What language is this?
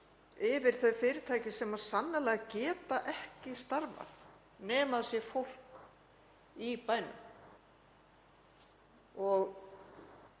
Icelandic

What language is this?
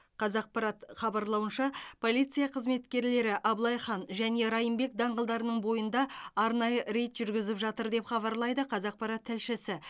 Kazakh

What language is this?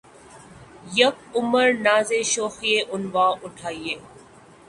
Urdu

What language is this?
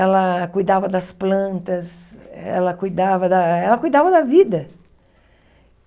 Portuguese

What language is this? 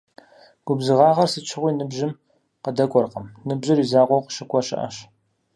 Kabardian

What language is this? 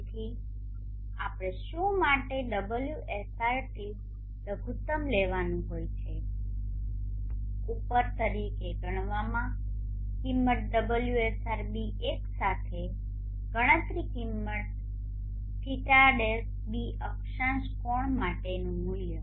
Gujarati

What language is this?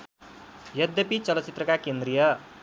Nepali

